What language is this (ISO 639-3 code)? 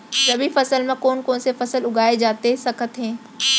hne